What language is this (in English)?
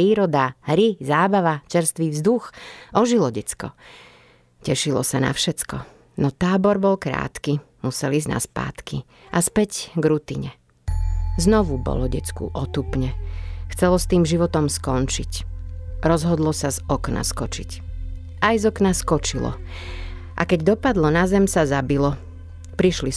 Slovak